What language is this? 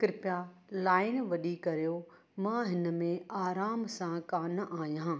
Sindhi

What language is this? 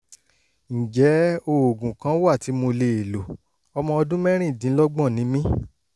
Yoruba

